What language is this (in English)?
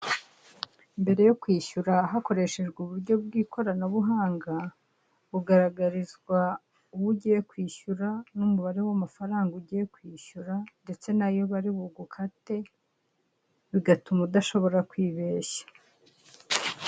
Kinyarwanda